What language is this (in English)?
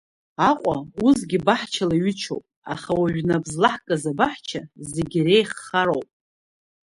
Abkhazian